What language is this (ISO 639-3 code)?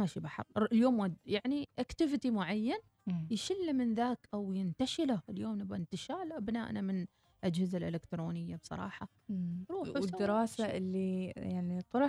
ara